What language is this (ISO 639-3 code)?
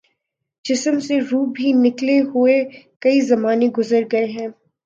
urd